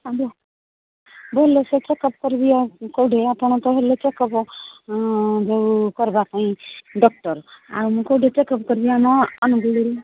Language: Odia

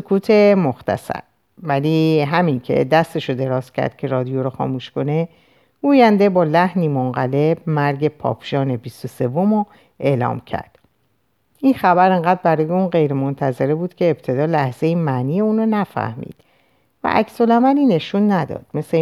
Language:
Persian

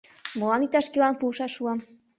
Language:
Mari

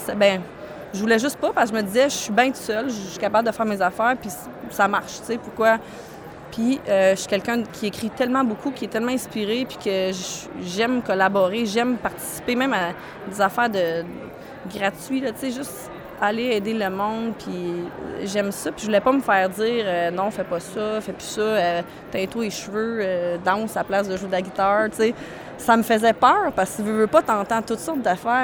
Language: French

